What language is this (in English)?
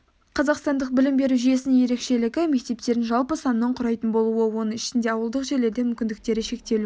Kazakh